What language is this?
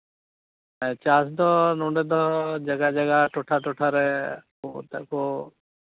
Santali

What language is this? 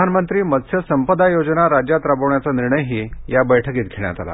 Marathi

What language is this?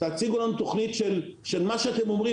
Hebrew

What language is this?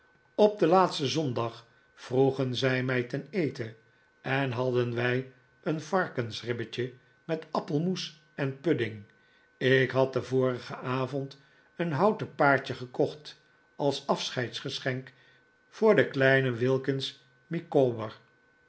Dutch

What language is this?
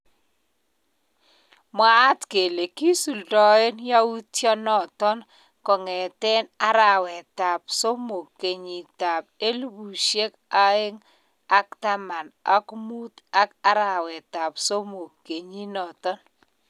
Kalenjin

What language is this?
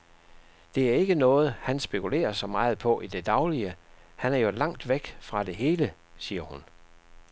Danish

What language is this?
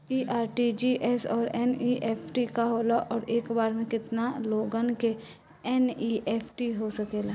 Bhojpuri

